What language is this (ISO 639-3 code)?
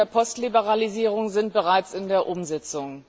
deu